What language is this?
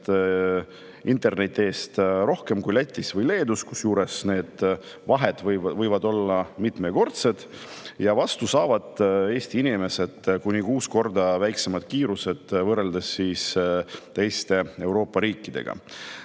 Estonian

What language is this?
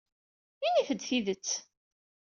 Kabyle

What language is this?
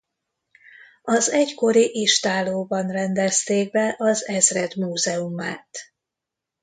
Hungarian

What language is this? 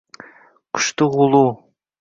Uzbek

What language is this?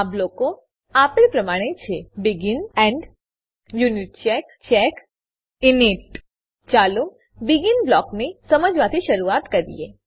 Gujarati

